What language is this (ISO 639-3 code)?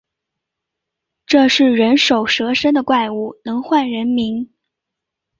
zho